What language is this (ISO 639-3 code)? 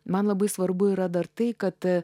lit